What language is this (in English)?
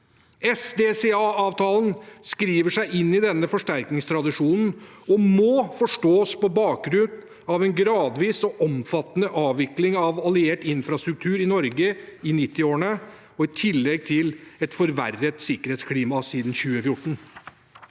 Norwegian